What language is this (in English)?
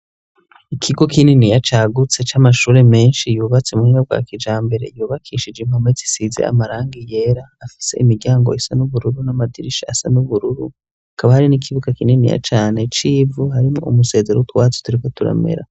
Rundi